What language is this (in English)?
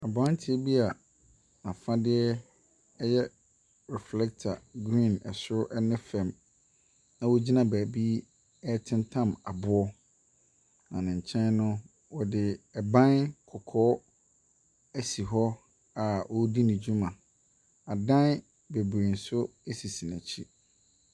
Akan